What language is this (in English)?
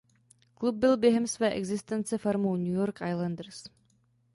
Czech